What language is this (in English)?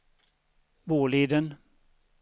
Swedish